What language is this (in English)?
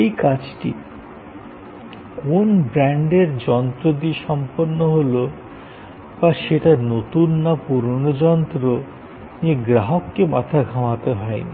Bangla